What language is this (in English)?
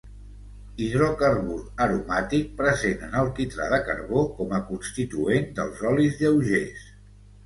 Catalan